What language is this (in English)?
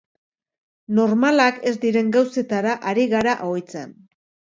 Basque